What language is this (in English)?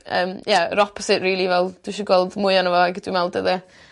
Welsh